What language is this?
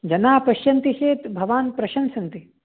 Sanskrit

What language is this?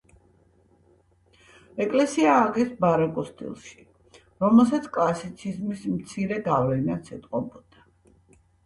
Georgian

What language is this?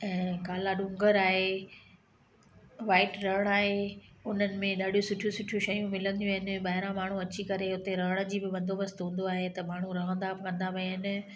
Sindhi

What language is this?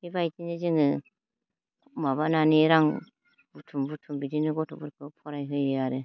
Bodo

